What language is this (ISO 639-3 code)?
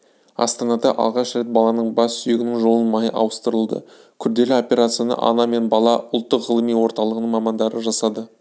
kaz